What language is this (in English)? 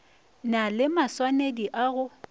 Northern Sotho